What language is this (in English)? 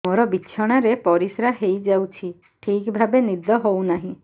Odia